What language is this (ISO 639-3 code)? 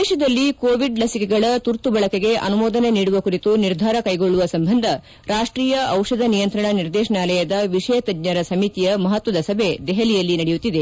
kan